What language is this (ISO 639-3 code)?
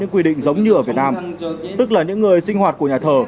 vie